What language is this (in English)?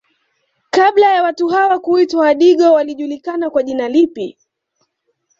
Swahili